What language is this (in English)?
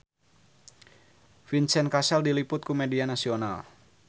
Sundanese